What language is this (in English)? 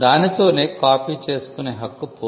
Telugu